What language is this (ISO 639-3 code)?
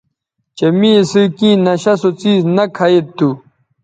btv